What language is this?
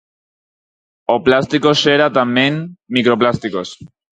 Galician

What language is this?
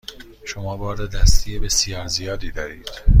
Persian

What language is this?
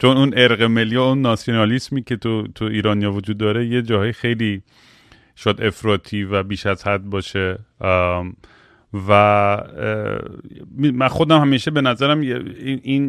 Persian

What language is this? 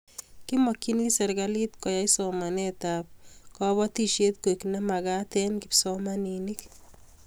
Kalenjin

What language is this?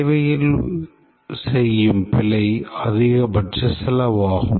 Tamil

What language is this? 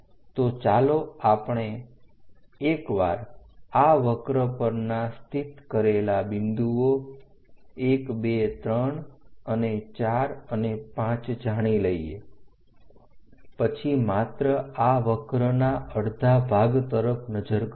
Gujarati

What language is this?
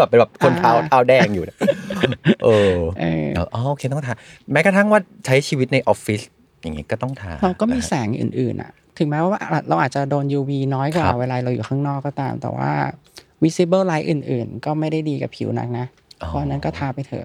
Thai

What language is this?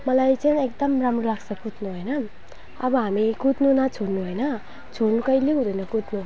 Nepali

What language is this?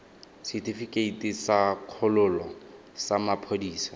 Tswana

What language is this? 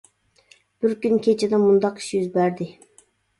Uyghur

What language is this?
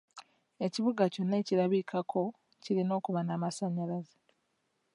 Ganda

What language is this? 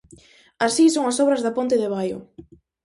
Galician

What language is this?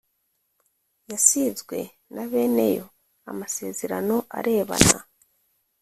Kinyarwanda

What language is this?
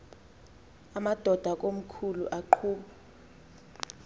Xhosa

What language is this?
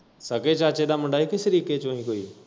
Punjabi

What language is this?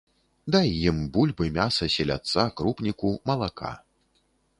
Belarusian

